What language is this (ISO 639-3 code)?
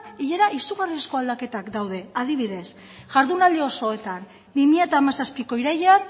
eus